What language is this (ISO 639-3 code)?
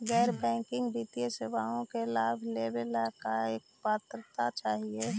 mag